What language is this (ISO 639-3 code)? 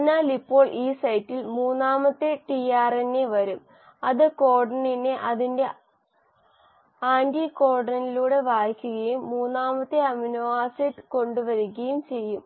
mal